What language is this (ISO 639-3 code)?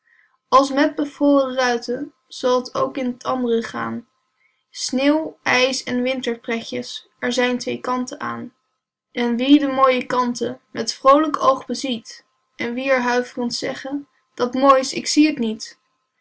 nld